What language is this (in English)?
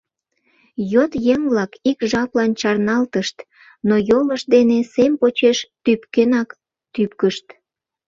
Mari